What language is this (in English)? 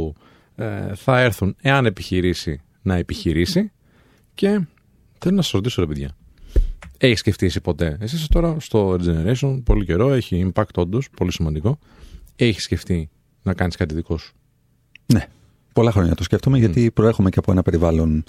Greek